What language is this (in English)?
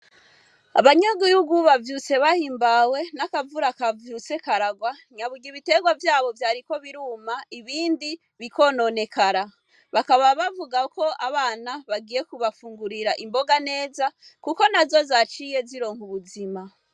Rundi